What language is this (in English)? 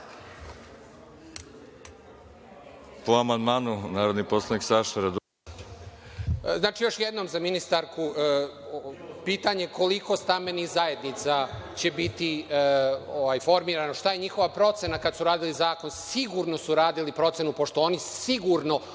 Serbian